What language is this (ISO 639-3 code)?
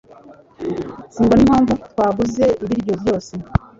kin